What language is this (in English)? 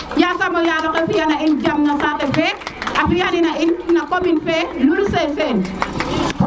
Serer